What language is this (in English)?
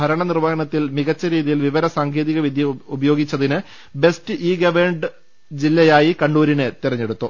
Malayalam